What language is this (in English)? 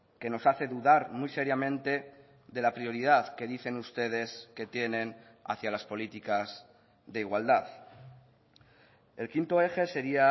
Spanish